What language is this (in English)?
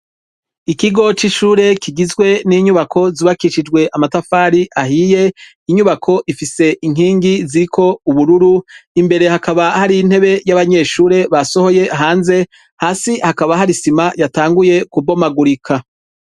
Rundi